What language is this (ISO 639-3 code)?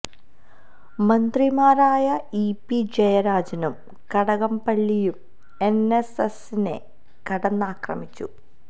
mal